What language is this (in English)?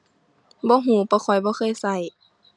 Thai